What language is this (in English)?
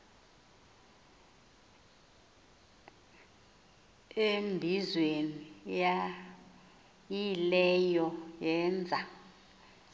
Xhosa